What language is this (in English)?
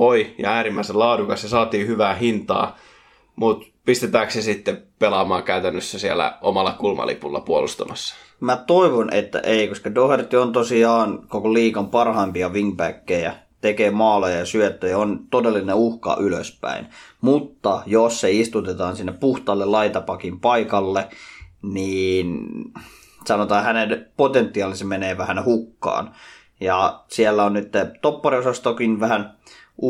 Finnish